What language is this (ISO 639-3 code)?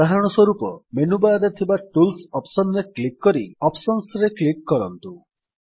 ori